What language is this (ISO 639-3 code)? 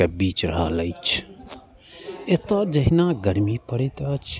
mai